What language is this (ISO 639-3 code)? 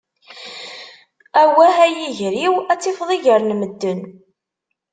kab